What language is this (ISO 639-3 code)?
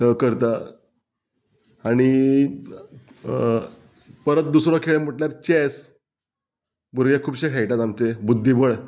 kok